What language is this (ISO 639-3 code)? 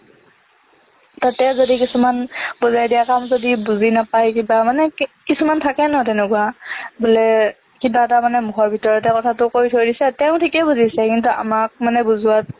asm